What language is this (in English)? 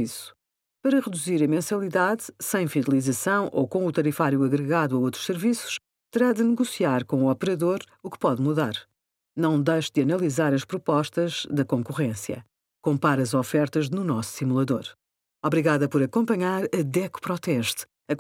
Portuguese